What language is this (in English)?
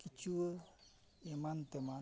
Santali